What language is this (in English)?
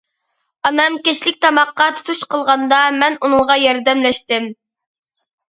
Uyghur